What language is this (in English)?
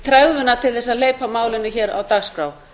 Icelandic